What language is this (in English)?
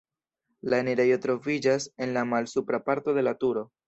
Esperanto